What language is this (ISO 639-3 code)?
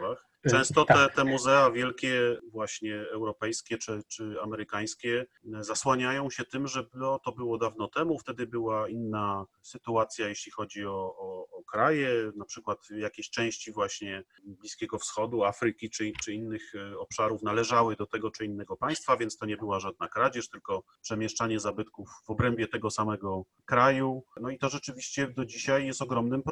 pol